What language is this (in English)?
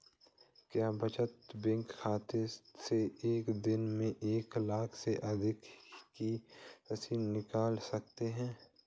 Hindi